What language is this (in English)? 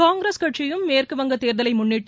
Tamil